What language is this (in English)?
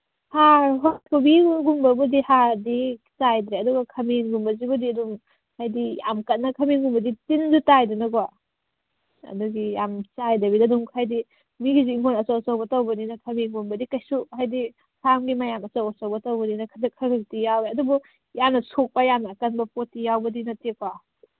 Manipuri